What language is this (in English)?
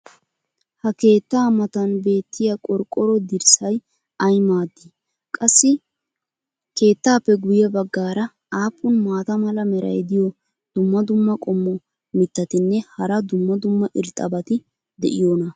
Wolaytta